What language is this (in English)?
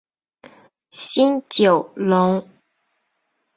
Chinese